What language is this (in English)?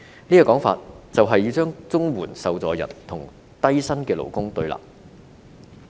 Cantonese